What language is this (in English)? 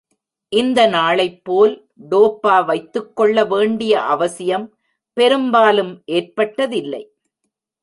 Tamil